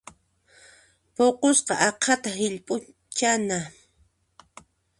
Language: Puno Quechua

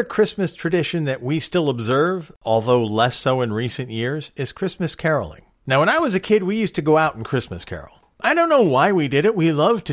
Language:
English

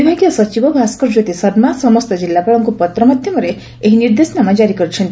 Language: Odia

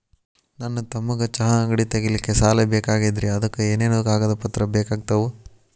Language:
Kannada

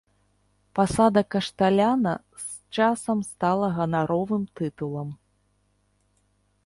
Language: Belarusian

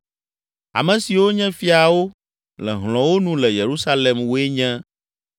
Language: Ewe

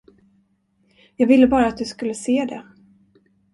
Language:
Swedish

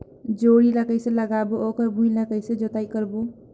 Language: Chhattisgarhi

